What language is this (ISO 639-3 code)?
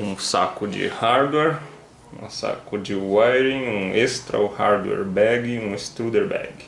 por